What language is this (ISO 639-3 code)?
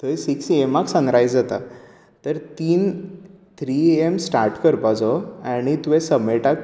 kok